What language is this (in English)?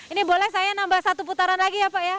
Indonesian